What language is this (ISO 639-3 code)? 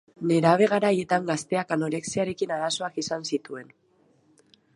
eus